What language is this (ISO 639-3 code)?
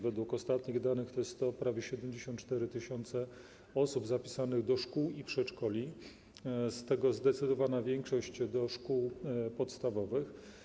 pol